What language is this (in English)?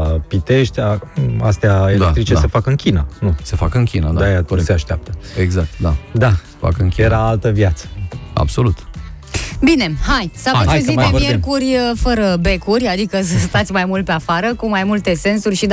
Romanian